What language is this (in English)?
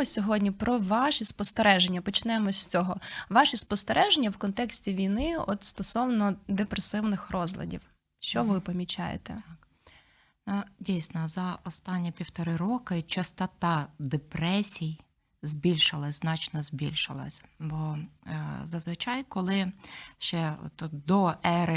Ukrainian